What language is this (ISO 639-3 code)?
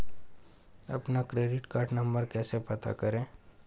hin